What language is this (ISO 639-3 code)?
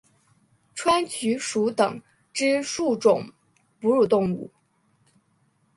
zho